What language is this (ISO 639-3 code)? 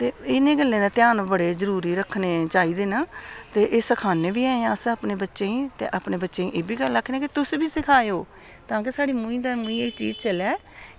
doi